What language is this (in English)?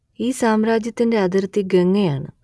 Malayalam